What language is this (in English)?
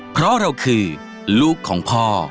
Thai